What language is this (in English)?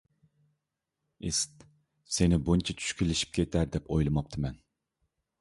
Uyghur